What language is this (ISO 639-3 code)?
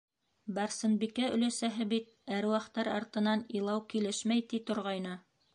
bak